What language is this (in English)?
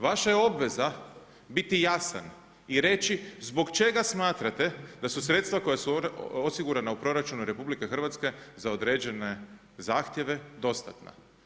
Croatian